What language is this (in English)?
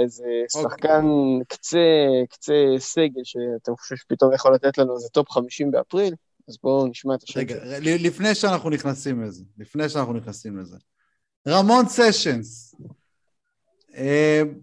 Hebrew